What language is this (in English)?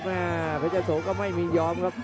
Thai